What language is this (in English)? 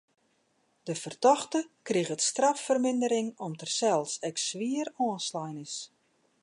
Western Frisian